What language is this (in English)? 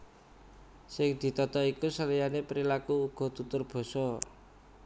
Javanese